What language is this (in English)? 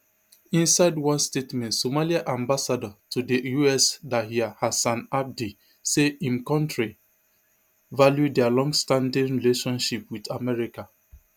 Nigerian Pidgin